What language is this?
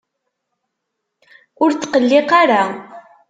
Kabyle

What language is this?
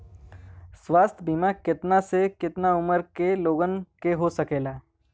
Bhojpuri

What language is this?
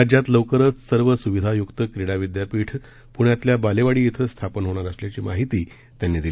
Marathi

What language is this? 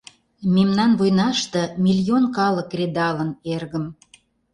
Mari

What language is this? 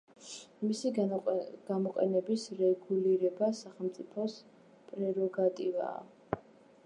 Georgian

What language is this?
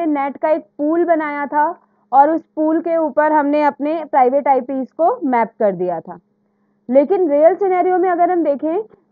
Hindi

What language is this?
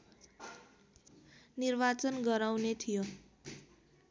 Nepali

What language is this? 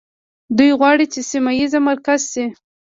Pashto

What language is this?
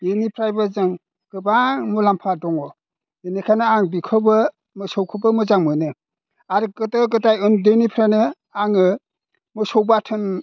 Bodo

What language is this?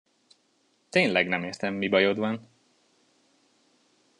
Hungarian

